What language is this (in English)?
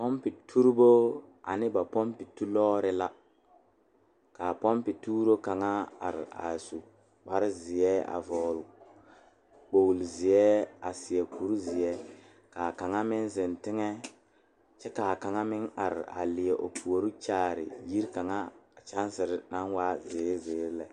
Southern Dagaare